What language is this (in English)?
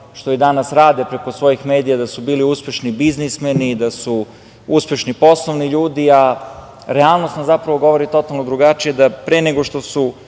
Serbian